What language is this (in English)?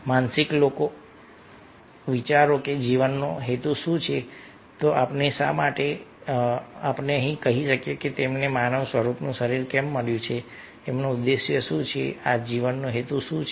Gujarati